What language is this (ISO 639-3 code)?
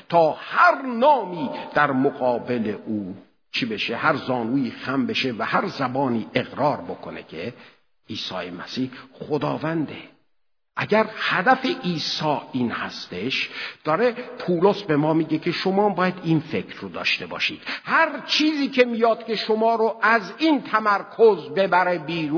fas